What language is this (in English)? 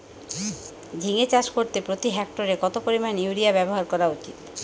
Bangla